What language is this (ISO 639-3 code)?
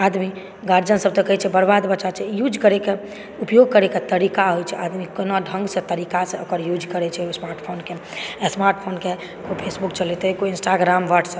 mai